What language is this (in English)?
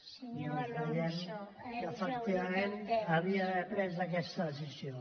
Catalan